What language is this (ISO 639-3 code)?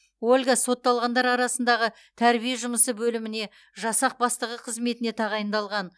kaz